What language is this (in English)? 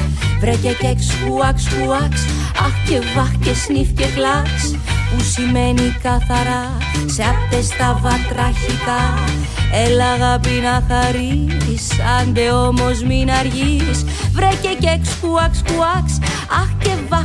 Greek